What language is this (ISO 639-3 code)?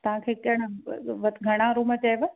snd